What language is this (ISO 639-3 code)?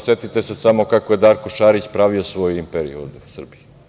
srp